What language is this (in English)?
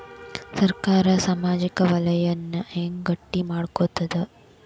Kannada